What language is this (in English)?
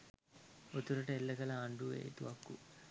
Sinhala